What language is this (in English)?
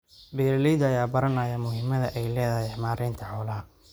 Somali